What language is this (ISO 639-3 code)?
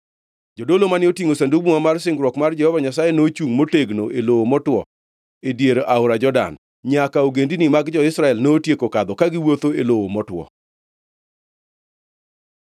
luo